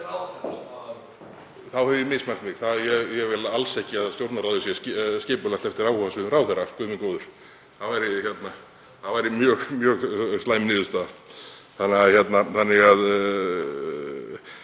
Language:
Icelandic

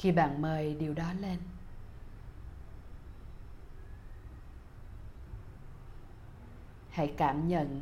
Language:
Vietnamese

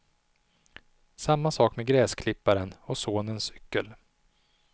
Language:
Swedish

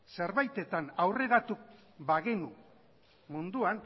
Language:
Basque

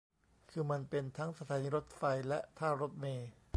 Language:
Thai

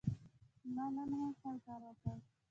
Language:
Pashto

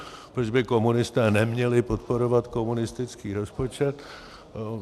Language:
Czech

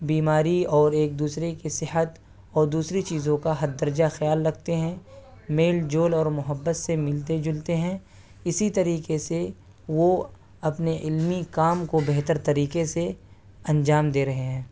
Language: Urdu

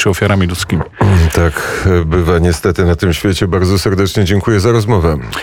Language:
Polish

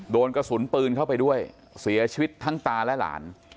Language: Thai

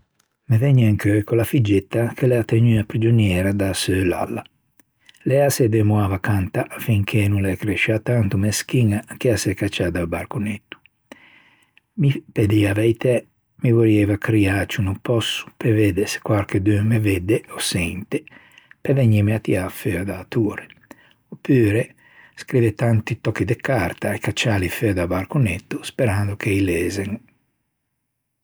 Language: Ligurian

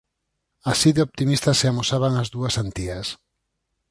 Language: Galician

